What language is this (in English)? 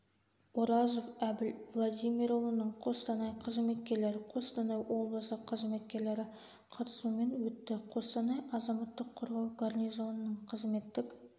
Kazakh